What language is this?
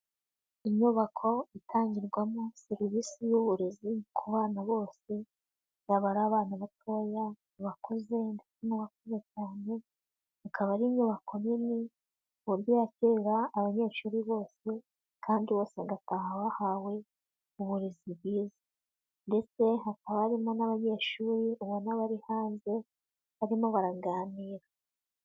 Kinyarwanda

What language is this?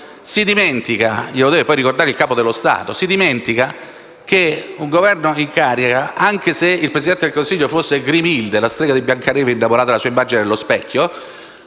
Italian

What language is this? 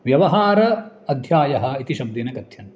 Sanskrit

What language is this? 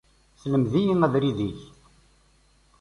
Kabyle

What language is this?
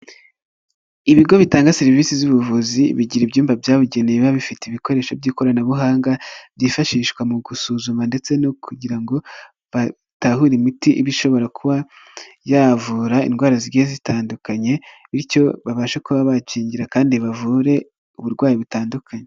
Kinyarwanda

